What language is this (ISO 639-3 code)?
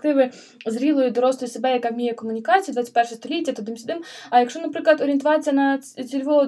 ukr